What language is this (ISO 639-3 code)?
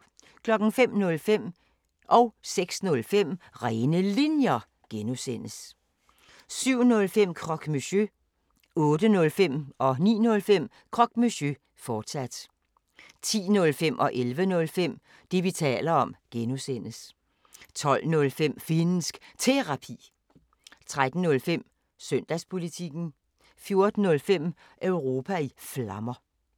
dan